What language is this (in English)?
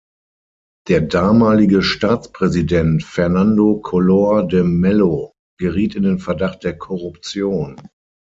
German